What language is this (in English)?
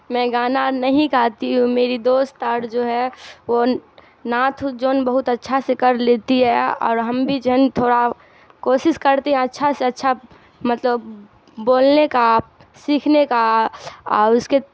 Urdu